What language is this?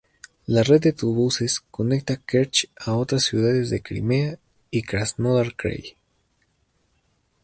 Spanish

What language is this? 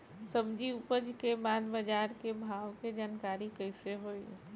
Bhojpuri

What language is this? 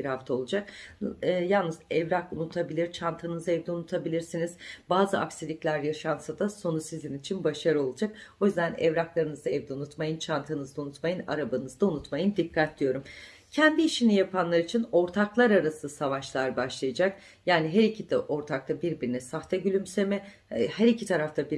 Turkish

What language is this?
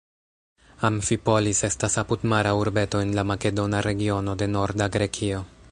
Esperanto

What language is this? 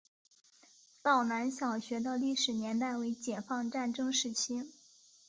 Chinese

